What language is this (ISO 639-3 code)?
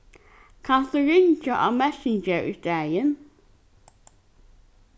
fao